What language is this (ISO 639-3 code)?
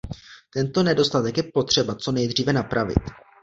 ces